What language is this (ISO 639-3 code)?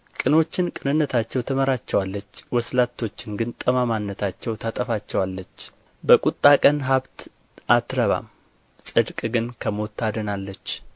amh